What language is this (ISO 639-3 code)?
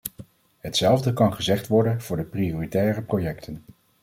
nld